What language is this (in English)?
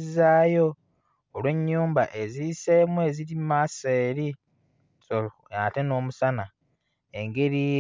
Ganda